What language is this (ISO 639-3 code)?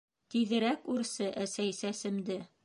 bak